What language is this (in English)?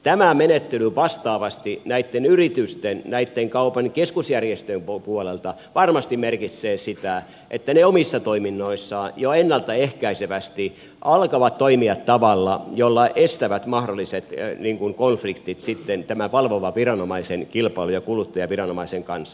Finnish